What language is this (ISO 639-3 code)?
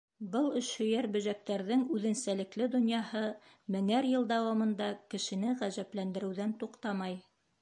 bak